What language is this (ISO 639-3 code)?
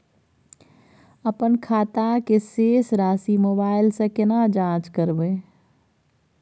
mai